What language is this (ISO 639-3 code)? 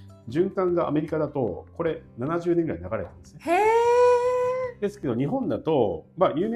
jpn